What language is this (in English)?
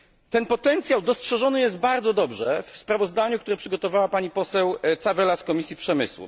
Polish